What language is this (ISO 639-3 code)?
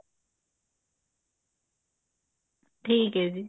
pan